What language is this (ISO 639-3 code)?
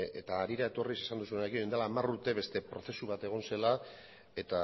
eus